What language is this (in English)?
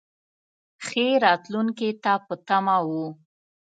Pashto